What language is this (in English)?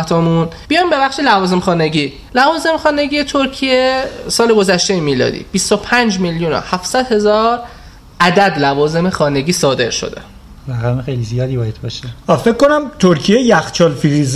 Persian